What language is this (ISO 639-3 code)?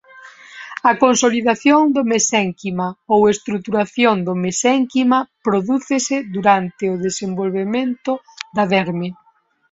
glg